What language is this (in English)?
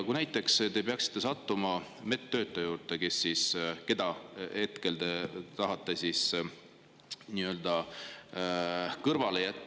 Estonian